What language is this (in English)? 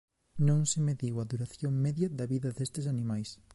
Galician